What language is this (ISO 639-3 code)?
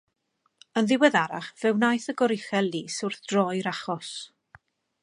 cym